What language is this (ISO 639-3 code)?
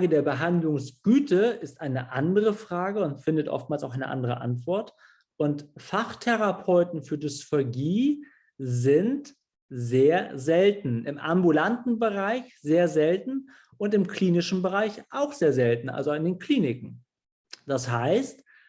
deu